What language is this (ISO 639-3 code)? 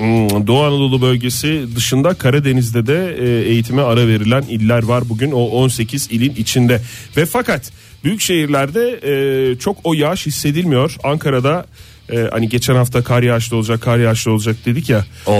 tur